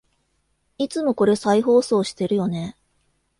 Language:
Japanese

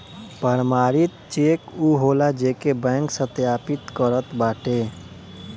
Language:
Bhojpuri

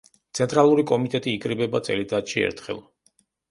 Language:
Georgian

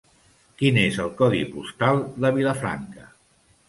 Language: Catalan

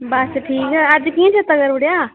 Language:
Dogri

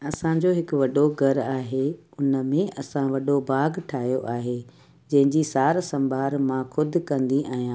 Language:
Sindhi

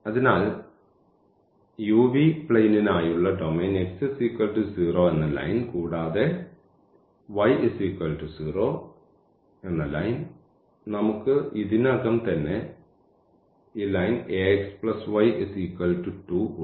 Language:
Malayalam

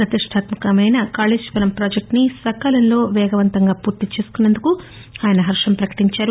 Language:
Telugu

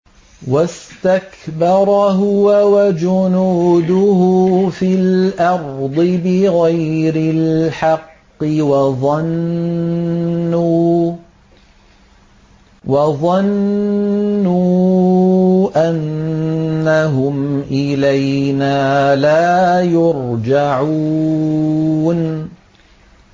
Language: Arabic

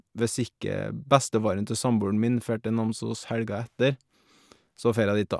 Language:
Norwegian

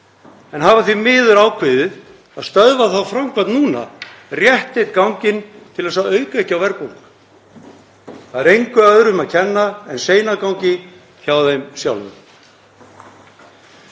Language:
Icelandic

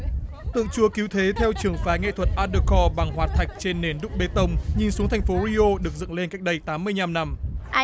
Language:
Vietnamese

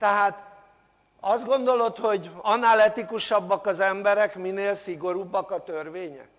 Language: Hungarian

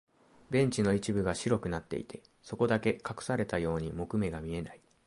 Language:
Japanese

